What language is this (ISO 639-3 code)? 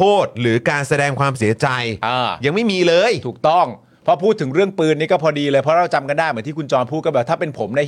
tha